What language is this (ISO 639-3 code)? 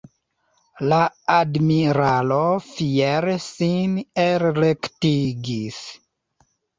epo